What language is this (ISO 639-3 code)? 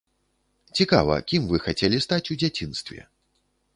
bel